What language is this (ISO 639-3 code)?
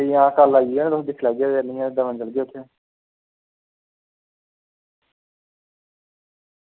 doi